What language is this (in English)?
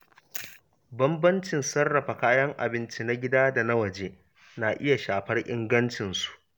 Hausa